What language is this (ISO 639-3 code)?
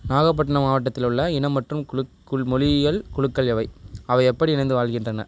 tam